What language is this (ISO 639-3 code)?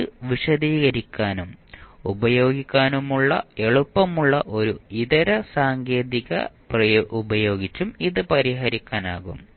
mal